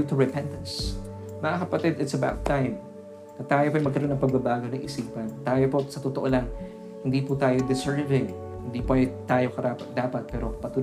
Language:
Filipino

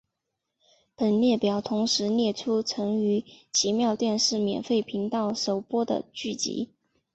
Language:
Chinese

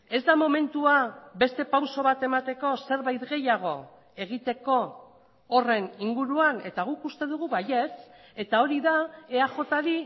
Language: Basque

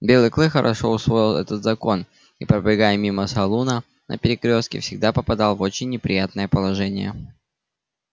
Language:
Russian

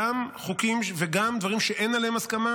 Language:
Hebrew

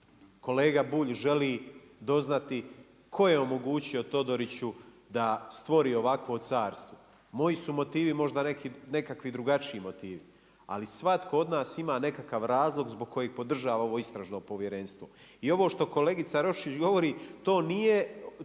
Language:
Croatian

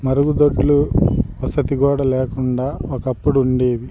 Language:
Telugu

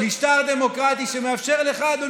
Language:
Hebrew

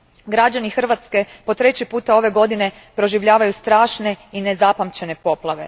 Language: Croatian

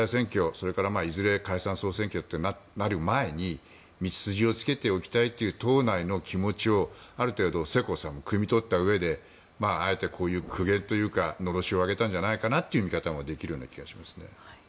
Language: Japanese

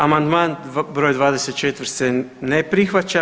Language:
Croatian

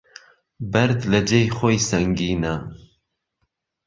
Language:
Central Kurdish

